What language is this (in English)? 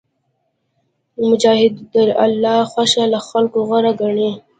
Pashto